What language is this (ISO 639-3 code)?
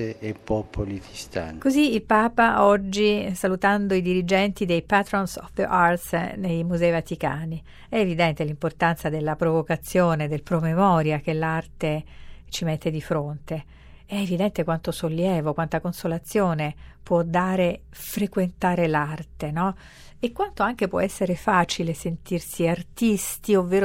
ita